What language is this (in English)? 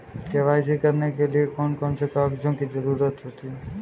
Hindi